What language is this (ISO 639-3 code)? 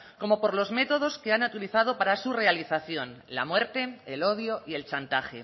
spa